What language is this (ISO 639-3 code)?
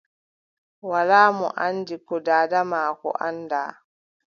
fub